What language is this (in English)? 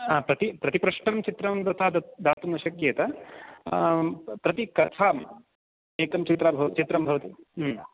Sanskrit